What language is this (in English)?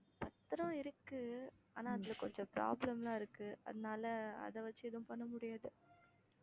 Tamil